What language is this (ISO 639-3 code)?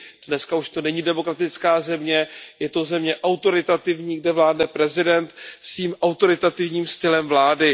ces